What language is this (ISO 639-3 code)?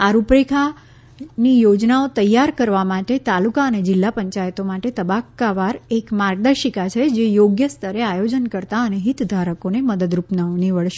guj